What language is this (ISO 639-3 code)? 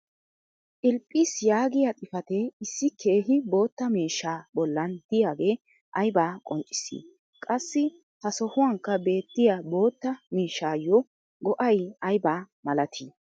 wal